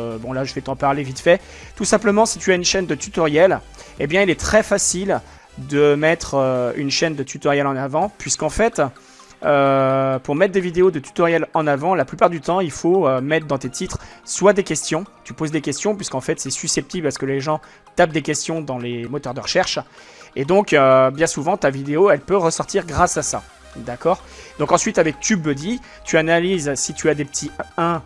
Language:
French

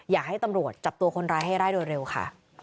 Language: Thai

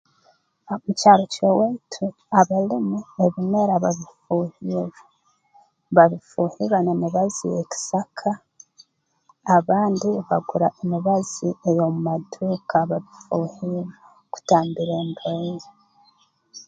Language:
Tooro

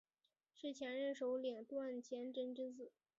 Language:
Chinese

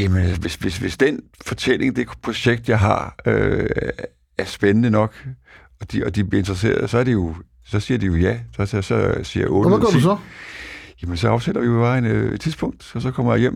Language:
Danish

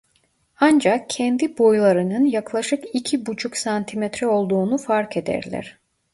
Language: Turkish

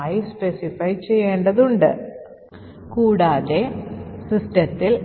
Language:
Malayalam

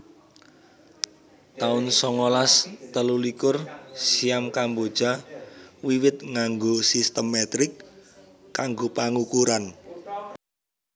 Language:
Javanese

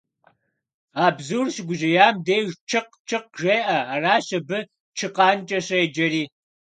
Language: Kabardian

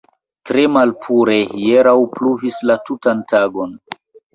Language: Esperanto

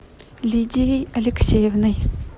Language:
Russian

